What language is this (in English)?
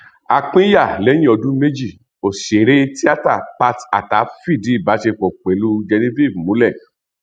Yoruba